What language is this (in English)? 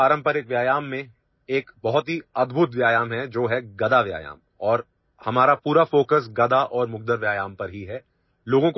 Assamese